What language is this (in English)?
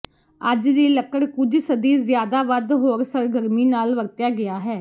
Punjabi